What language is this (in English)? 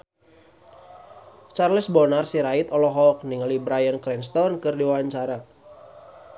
Sundanese